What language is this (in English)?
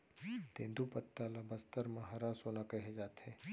Chhattisgarhi